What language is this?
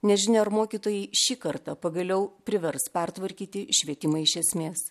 Lithuanian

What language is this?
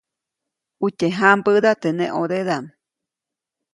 Copainalá Zoque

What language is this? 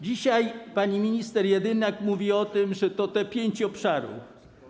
Polish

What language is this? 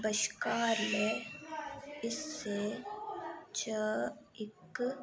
Dogri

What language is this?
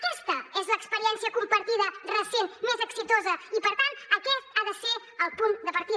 Catalan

